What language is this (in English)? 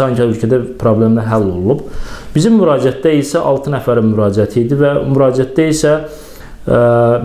Turkish